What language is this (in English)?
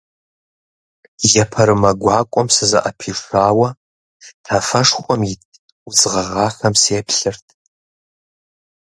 Kabardian